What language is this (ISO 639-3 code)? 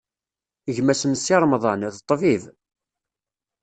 kab